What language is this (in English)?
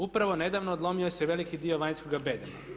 Croatian